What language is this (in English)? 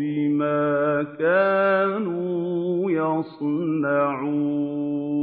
Arabic